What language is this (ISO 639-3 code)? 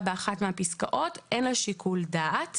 heb